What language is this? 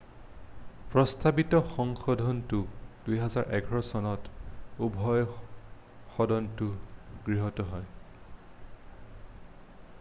Assamese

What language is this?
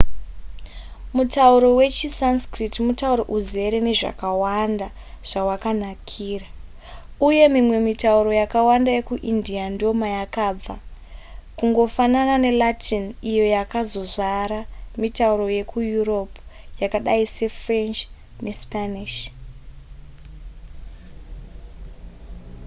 Shona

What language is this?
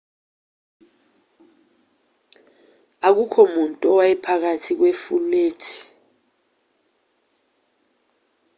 Zulu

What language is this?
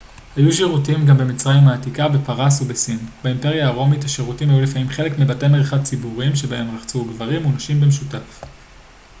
Hebrew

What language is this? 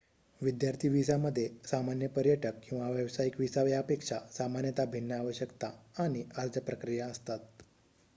Marathi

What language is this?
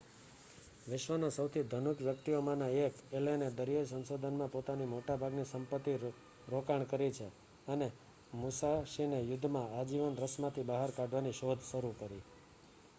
Gujarati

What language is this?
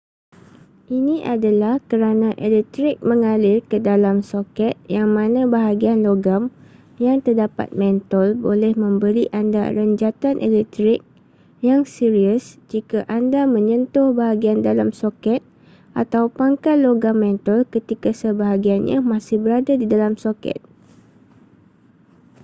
Malay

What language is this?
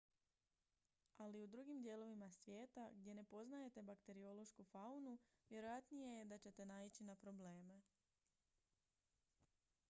Croatian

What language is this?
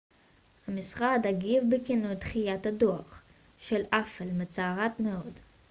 Hebrew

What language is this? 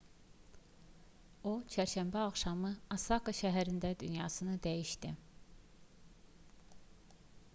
Azerbaijani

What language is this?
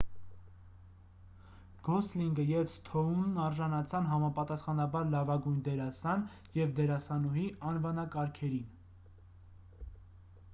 Armenian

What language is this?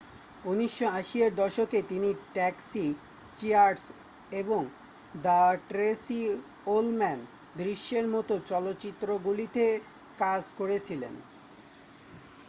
Bangla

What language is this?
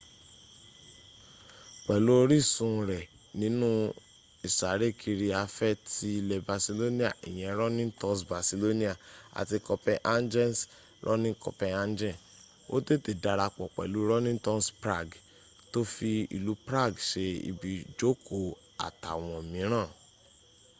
Yoruba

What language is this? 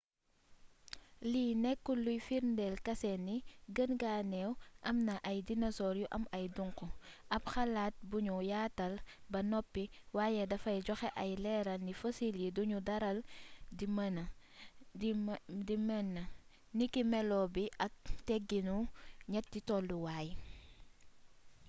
Wolof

